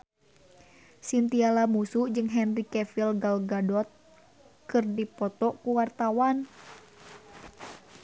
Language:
Sundanese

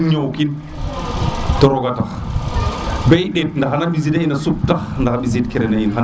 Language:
Serer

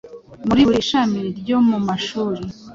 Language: Kinyarwanda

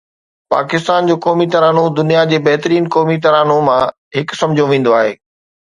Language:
Sindhi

